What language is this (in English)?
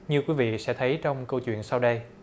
Vietnamese